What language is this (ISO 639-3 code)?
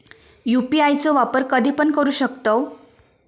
mar